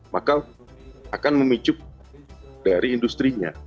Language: Indonesian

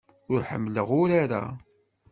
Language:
Kabyle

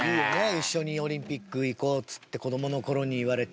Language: Japanese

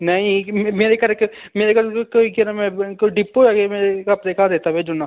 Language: Dogri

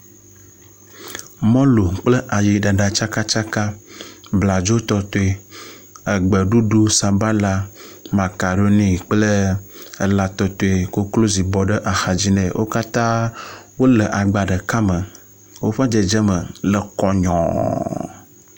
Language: Ewe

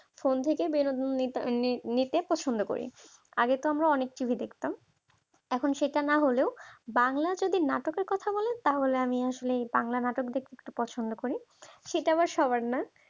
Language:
Bangla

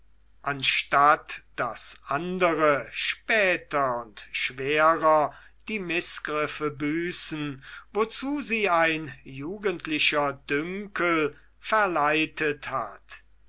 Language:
German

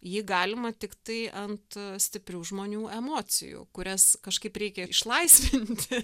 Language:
Lithuanian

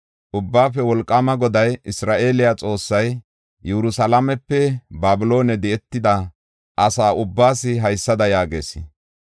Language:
Gofa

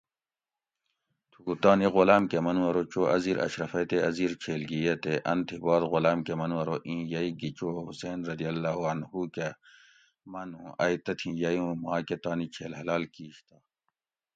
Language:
Gawri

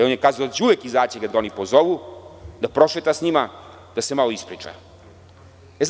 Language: Serbian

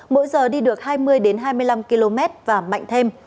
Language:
Vietnamese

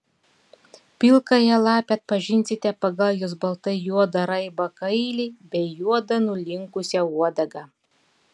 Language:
Lithuanian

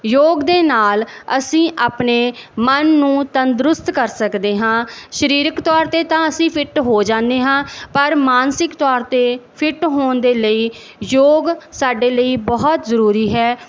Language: Punjabi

